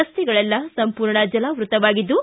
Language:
Kannada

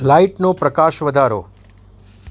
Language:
Gujarati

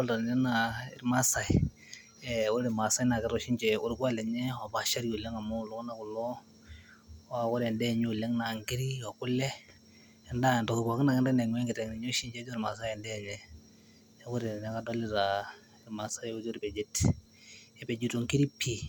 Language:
Masai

